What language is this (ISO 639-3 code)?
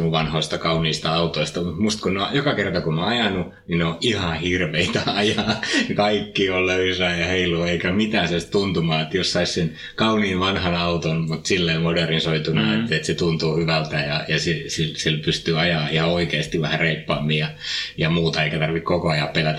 fin